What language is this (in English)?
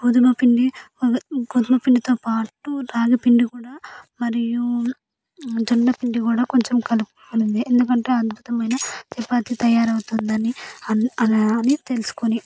Telugu